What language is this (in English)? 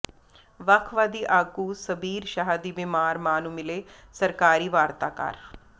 Punjabi